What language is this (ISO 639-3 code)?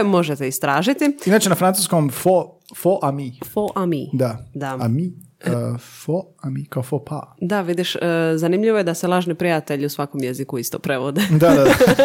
hrv